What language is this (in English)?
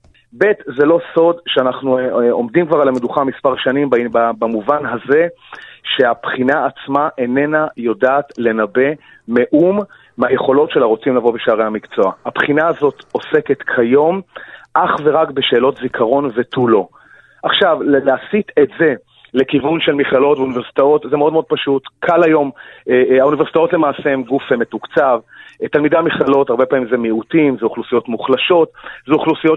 Hebrew